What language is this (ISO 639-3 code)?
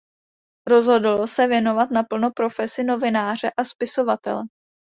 ces